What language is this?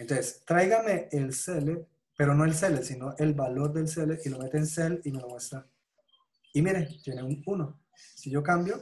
Spanish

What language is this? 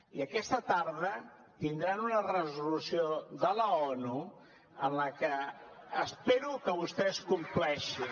Catalan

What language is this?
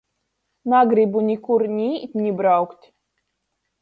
Latgalian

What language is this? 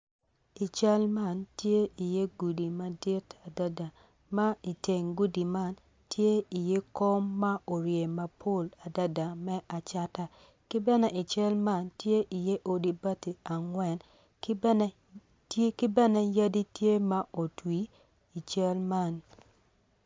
Acoli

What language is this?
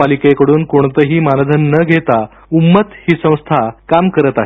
Marathi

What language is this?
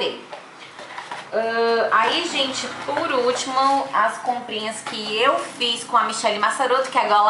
Portuguese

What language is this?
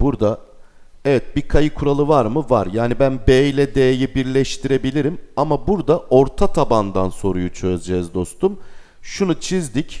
Turkish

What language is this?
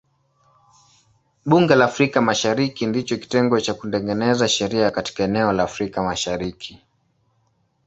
Swahili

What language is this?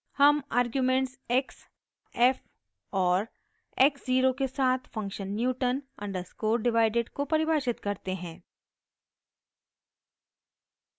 Hindi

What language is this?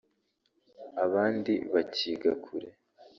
Kinyarwanda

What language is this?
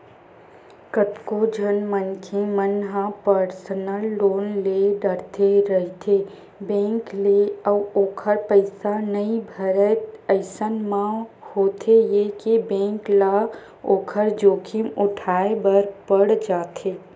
Chhattisgarhi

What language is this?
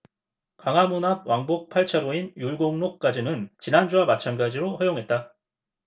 Korean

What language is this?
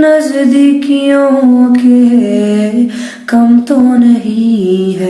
Urdu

